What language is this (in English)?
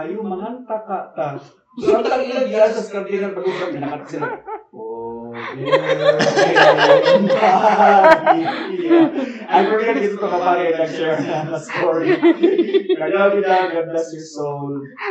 Filipino